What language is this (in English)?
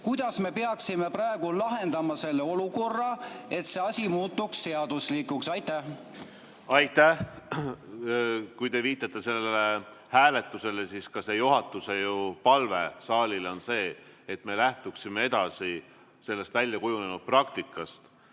Estonian